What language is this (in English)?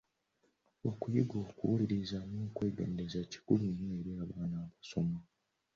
Ganda